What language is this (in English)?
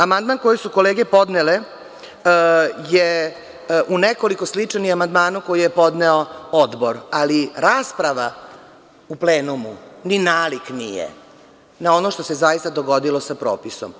Serbian